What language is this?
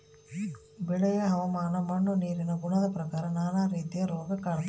Kannada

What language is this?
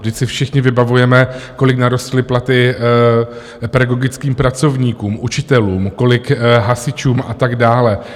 Czech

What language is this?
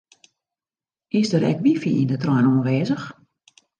Western Frisian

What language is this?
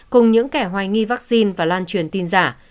Vietnamese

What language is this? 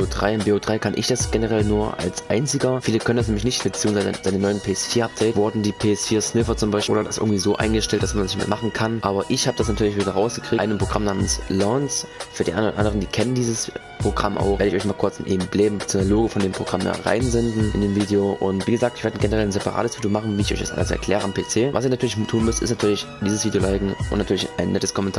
German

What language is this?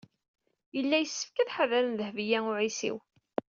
Kabyle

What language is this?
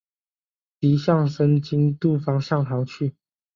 Chinese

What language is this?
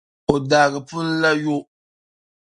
Dagbani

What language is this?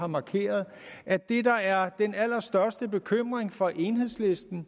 Danish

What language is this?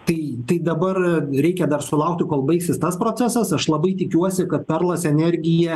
Lithuanian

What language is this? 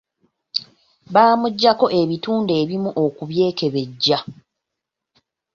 Ganda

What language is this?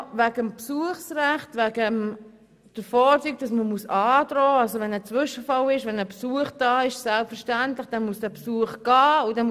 Swiss German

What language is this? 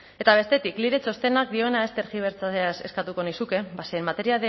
Basque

